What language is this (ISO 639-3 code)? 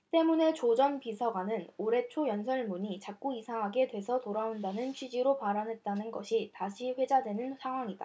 kor